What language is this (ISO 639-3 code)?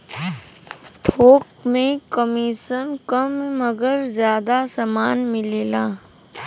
bho